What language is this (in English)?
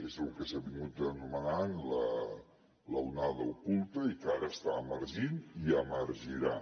Catalan